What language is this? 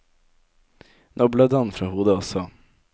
Norwegian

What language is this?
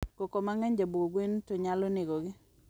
Luo (Kenya and Tanzania)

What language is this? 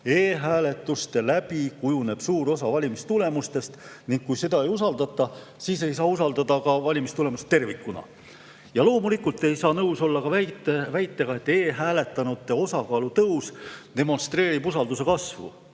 Estonian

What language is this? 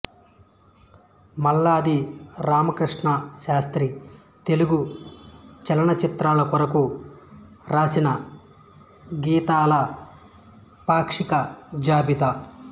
Telugu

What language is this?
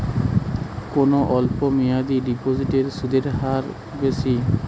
Bangla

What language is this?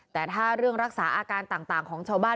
Thai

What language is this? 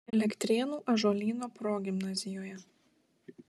Lithuanian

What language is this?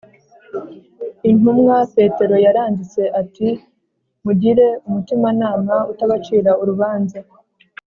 Kinyarwanda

